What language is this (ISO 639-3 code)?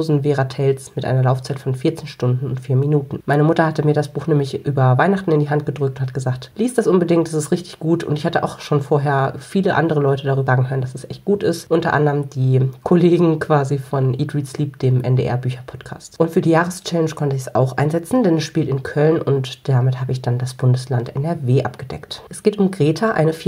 deu